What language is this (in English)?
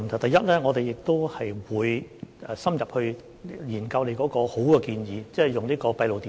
Cantonese